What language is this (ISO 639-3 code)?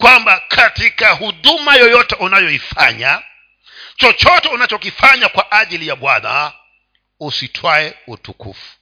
swa